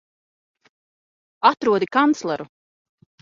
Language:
Latvian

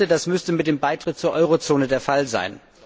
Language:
German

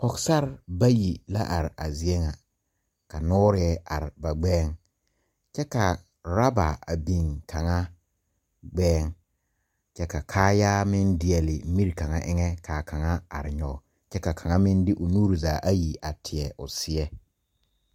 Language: Southern Dagaare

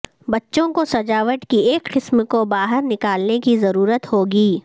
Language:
Urdu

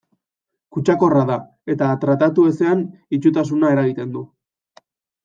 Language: Basque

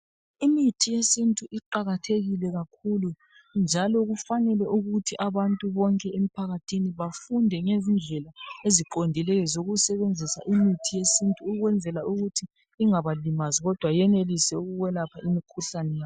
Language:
North Ndebele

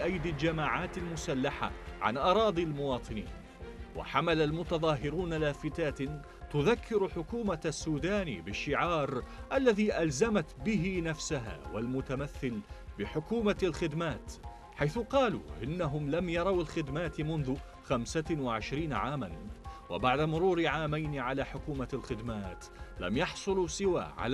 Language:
Arabic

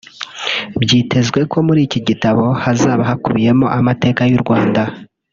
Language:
Kinyarwanda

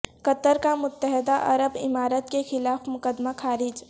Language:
Urdu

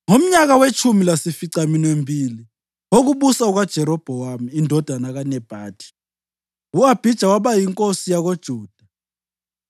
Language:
North Ndebele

